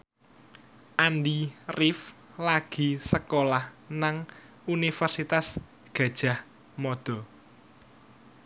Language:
Javanese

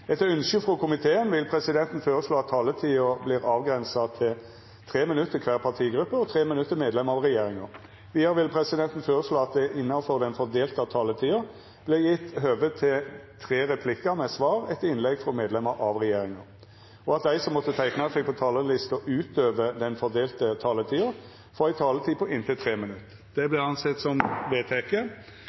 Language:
Norwegian Nynorsk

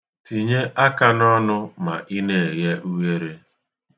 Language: Igbo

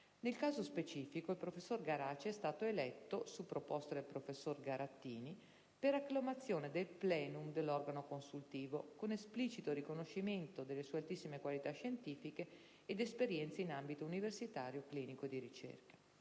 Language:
Italian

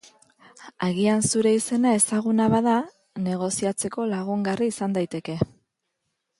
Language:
Basque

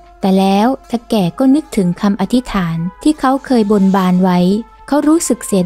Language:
Thai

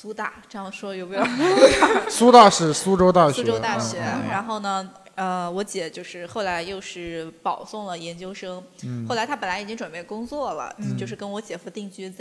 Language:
Chinese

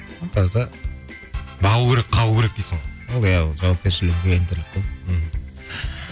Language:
Kazakh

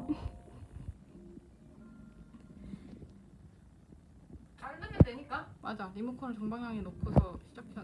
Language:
Korean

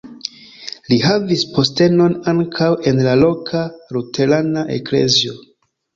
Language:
Esperanto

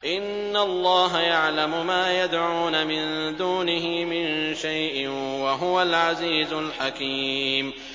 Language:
Arabic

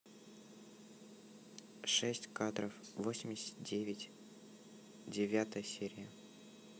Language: Russian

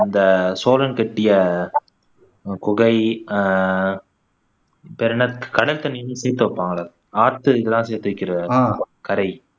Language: Tamil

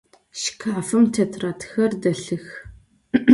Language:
Adyghe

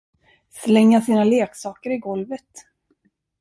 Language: Swedish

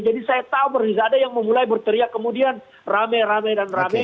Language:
Indonesian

